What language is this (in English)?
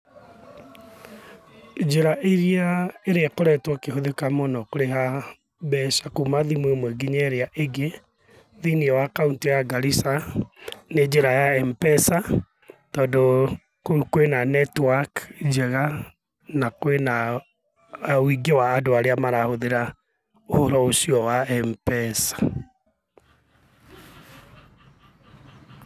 Kikuyu